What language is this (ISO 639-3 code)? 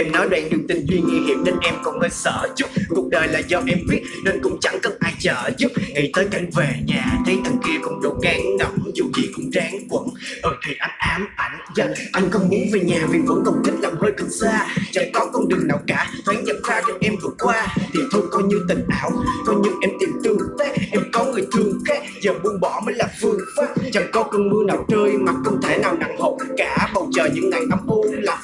dan